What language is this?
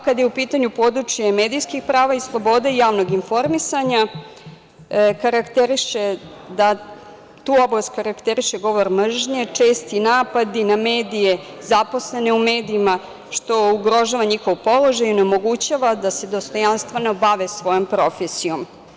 Serbian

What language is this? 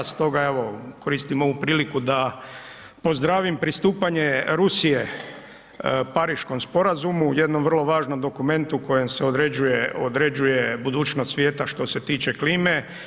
Croatian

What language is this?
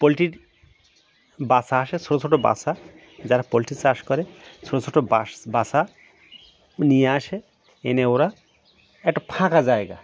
Bangla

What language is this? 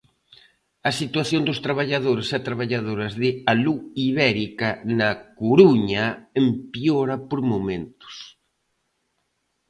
Galician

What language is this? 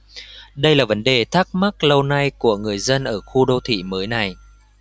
Vietnamese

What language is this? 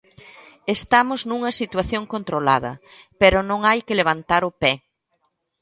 Galician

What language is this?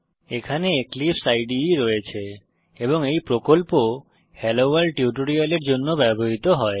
Bangla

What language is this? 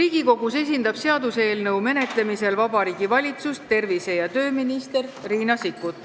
Estonian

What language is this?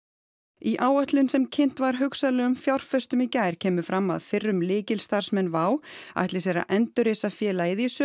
Icelandic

